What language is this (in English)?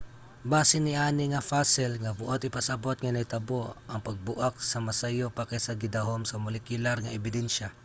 Cebuano